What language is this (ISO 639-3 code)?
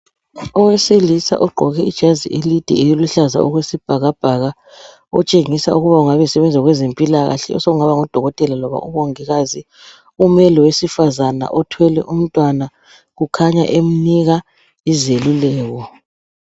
nde